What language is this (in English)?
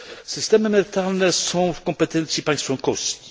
Polish